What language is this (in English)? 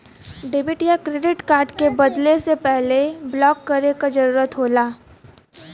Bhojpuri